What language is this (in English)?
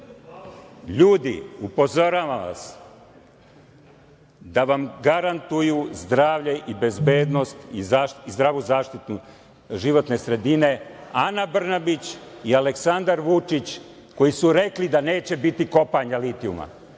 Serbian